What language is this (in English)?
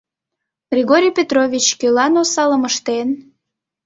Mari